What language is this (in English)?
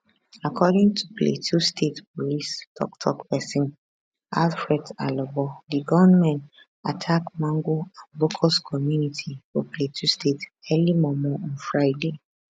Nigerian Pidgin